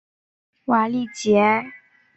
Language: Chinese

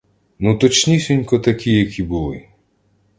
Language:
Ukrainian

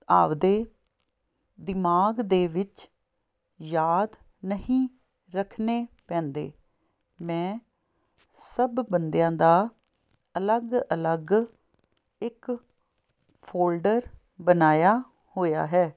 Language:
Punjabi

